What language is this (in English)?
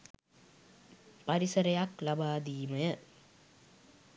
Sinhala